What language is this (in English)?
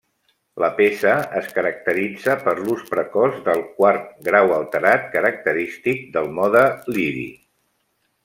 Catalan